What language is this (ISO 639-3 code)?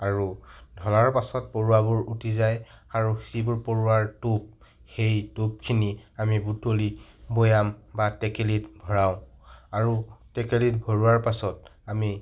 asm